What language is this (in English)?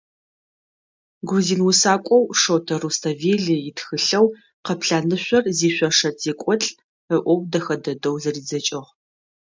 Adyghe